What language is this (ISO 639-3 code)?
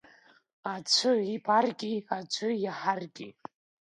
abk